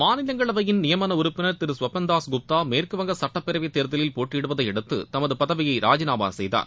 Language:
Tamil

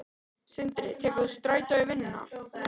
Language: Icelandic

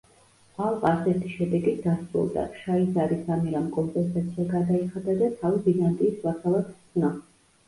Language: Georgian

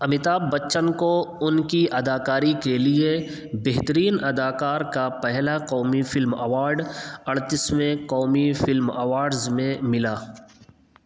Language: Urdu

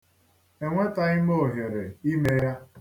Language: Igbo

